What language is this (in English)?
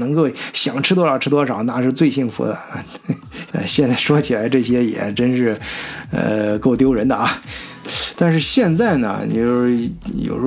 Chinese